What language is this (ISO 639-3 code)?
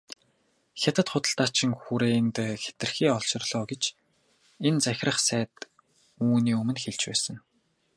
mon